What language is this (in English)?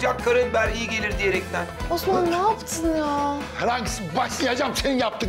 Turkish